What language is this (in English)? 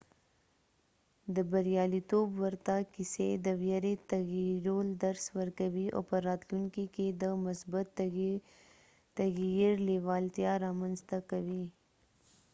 Pashto